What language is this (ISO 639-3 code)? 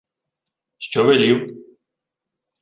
ukr